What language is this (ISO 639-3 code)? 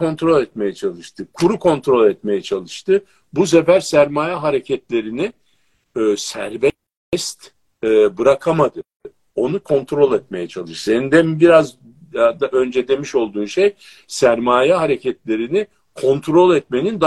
tur